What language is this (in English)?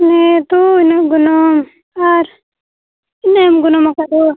Santali